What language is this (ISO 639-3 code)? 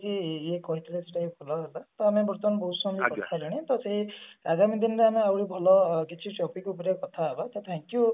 ori